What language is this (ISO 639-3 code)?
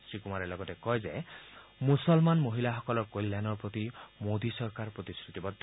asm